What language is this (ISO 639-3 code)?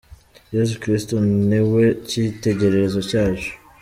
kin